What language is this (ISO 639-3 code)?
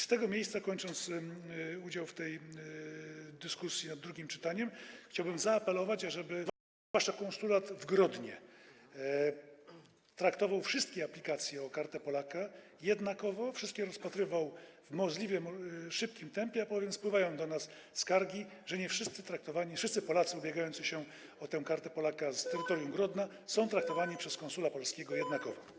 pol